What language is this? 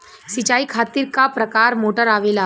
Bhojpuri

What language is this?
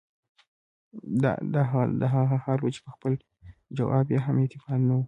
Pashto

